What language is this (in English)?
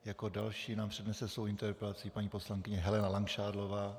Czech